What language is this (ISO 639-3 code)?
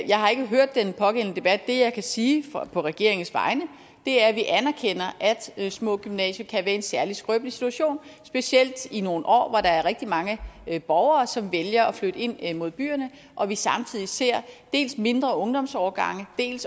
dan